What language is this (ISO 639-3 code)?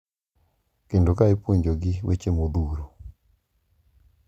luo